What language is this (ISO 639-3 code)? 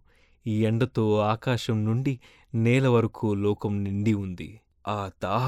tel